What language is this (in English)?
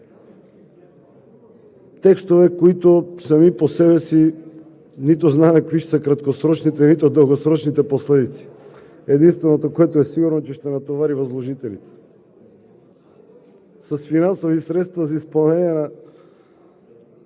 Bulgarian